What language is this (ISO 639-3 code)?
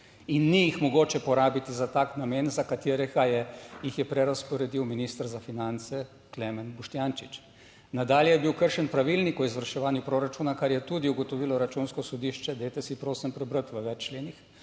slv